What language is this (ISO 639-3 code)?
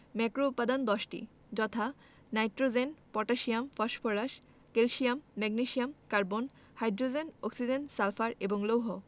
ben